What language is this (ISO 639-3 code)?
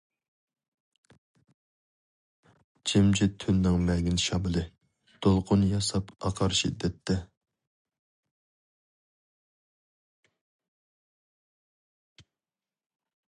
uig